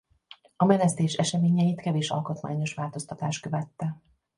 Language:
Hungarian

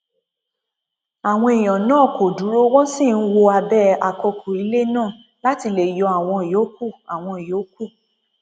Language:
Yoruba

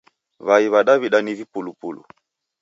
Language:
Taita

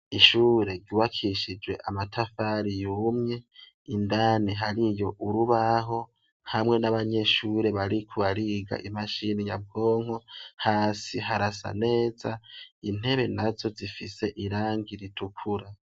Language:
Rundi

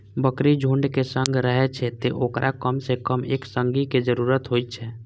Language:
Maithili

